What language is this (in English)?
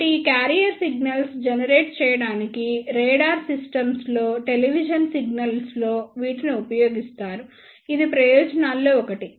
Telugu